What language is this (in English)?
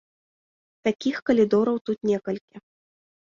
Belarusian